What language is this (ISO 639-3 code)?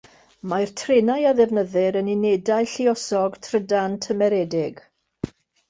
cym